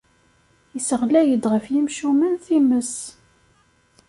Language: Kabyle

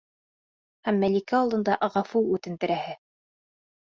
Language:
Bashkir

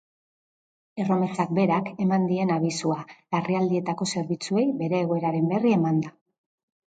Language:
Basque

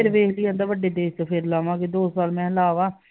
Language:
Punjabi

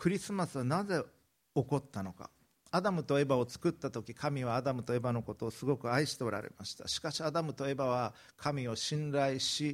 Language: Japanese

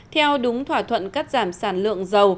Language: Vietnamese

